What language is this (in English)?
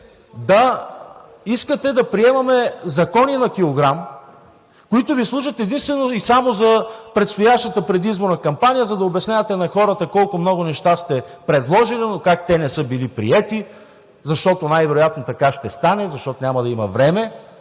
Bulgarian